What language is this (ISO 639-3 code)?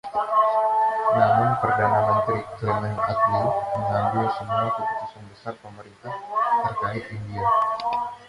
ind